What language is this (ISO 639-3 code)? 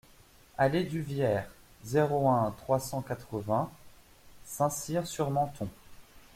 fra